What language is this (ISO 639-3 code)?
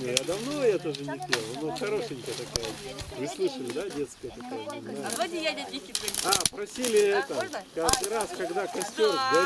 rus